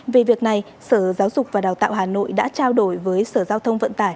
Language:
Vietnamese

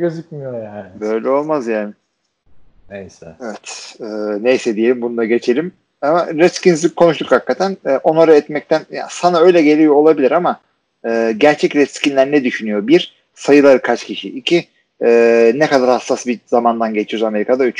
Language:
Turkish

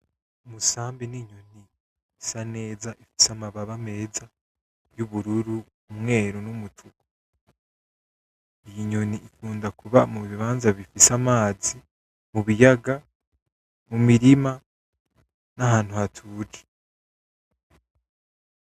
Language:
Rundi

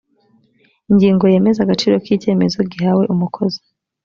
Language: Kinyarwanda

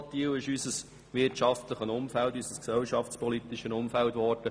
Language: Swiss German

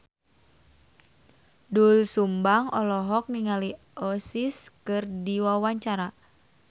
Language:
Sundanese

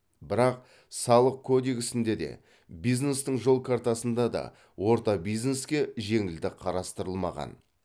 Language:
Kazakh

